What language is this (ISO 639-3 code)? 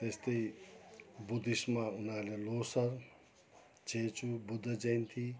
nep